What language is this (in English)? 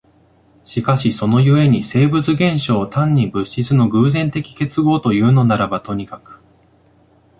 Japanese